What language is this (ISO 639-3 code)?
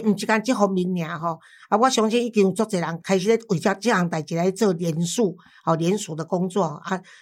zho